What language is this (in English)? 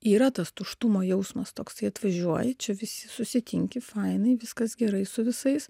Lithuanian